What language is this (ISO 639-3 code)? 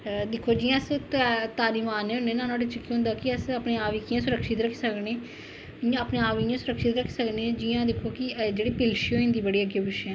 doi